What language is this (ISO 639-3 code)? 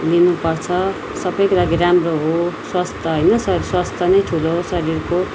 nep